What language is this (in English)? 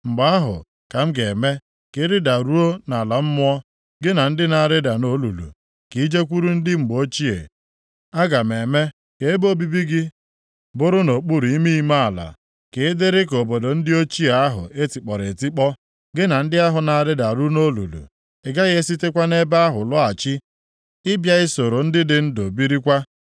Igbo